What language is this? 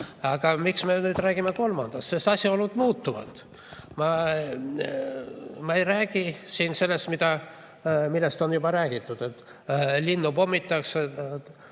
Estonian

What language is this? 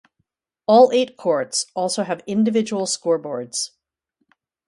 English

